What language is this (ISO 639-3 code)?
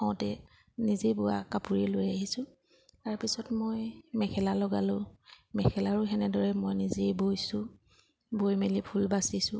asm